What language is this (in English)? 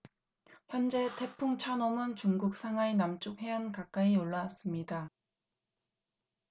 Korean